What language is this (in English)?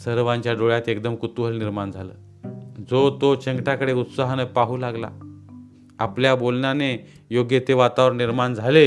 Marathi